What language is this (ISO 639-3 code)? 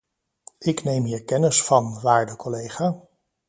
nld